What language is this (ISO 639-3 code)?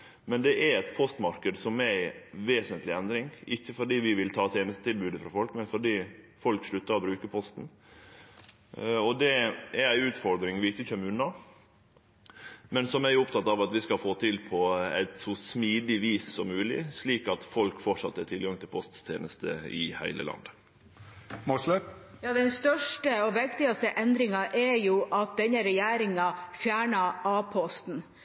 nor